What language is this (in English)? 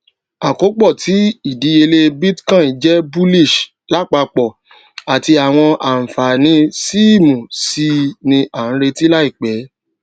Yoruba